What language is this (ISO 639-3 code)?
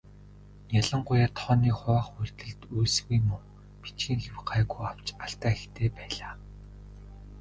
mon